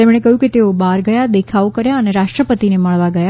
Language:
Gujarati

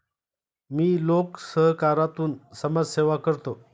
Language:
Marathi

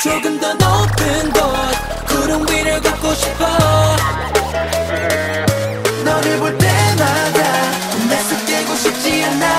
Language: Vietnamese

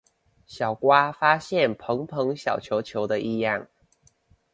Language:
Chinese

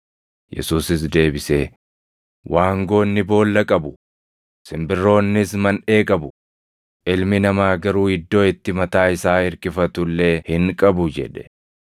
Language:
Oromo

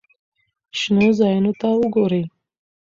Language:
Pashto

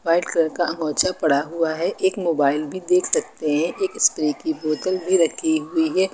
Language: Hindi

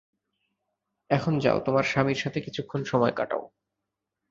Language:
Bangla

